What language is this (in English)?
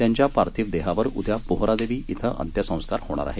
Marathi